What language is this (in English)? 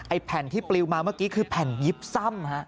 Thai